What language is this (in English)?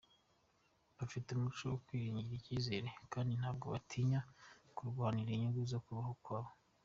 Kinyarwanda